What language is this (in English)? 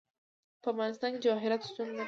Pashto